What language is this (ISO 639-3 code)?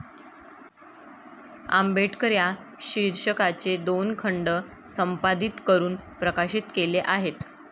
mar